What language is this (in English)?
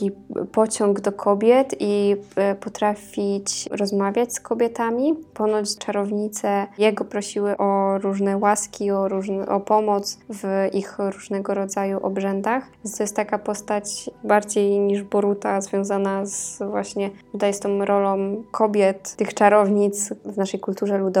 Polish